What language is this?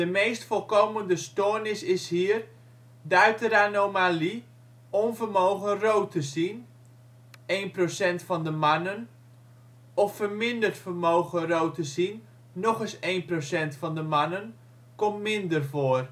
Dutch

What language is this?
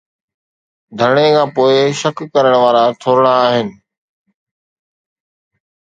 Sindhi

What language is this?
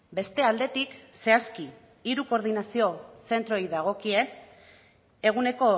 Basque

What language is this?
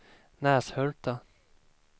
Swedish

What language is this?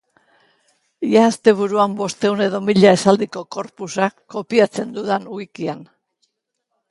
Basque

